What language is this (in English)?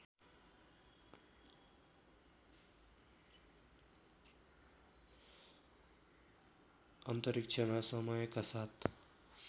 Nepali